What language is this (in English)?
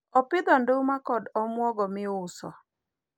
Luo (Kenya and Tanzania)